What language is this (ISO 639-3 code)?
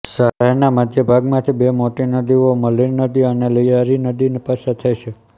guj